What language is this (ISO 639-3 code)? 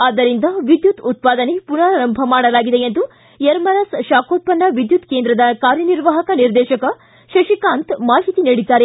kan